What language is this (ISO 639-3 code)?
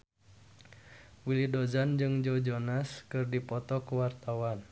sun